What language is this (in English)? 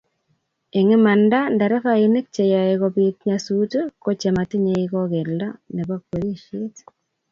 Kalenjin